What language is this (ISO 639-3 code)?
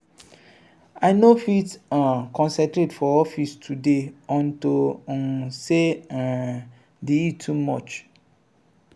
pcm